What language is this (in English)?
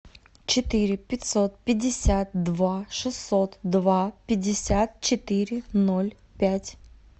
Russian